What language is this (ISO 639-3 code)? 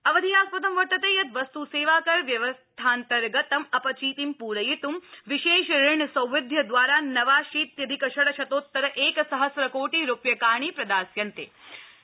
san